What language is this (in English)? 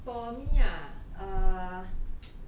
English